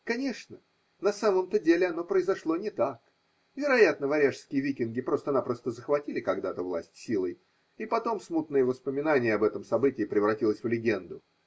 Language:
Russian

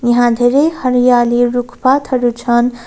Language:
Nepali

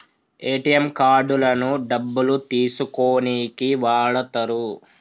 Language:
Telugu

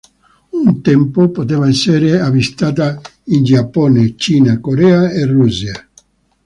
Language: Italian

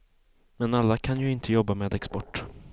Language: Swedish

